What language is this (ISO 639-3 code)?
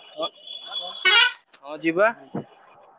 ori